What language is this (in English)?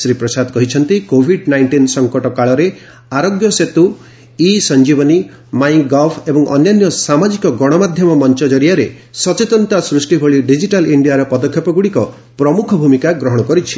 Odia